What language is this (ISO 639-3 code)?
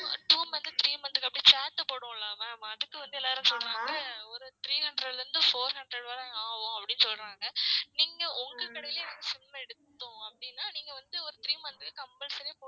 tam